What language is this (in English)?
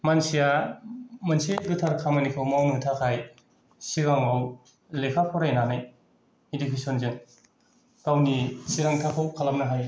Bodo